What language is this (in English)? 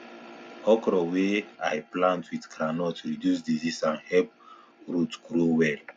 Nigerian Pidgin